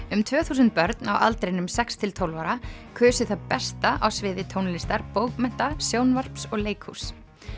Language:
Icelandic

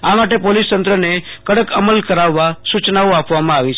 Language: Gujarati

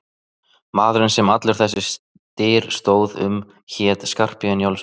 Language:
Icelandic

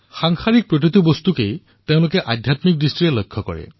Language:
Assamese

